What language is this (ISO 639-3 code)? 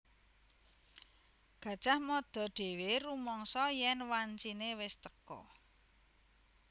jav